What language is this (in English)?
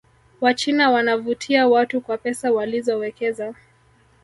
Swahili